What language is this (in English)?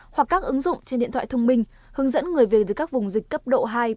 Vietnamese